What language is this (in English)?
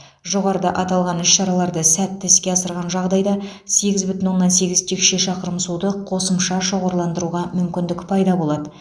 Kazakh